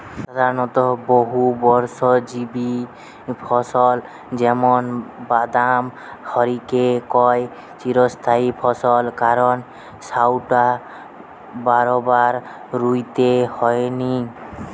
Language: Bangla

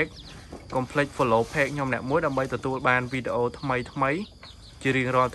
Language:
Vietnamese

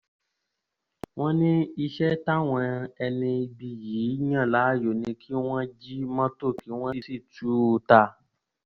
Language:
Yoruba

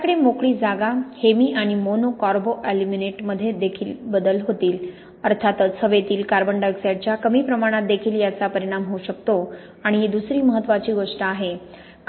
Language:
Marathi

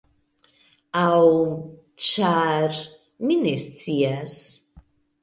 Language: Esperanto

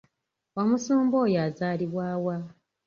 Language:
Ganda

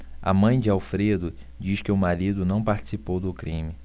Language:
Portuguese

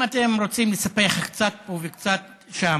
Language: Hebrew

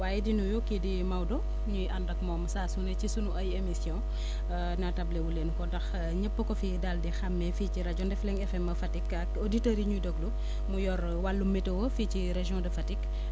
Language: Wolof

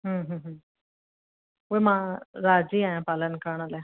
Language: Sindhi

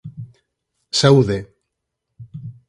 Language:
Galician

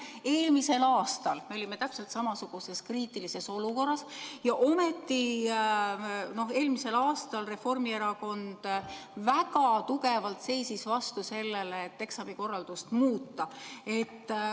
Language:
Estonian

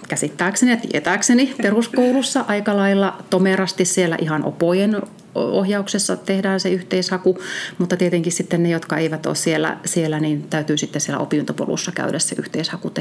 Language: Finnish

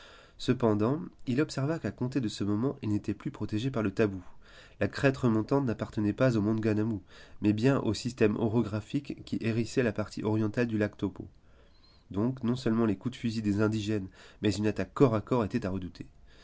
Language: French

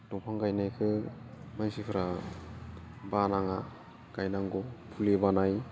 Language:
Bodo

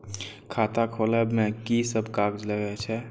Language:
Maithili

